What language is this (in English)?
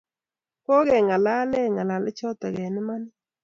Kalenjin